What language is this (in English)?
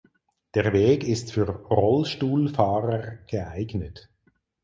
German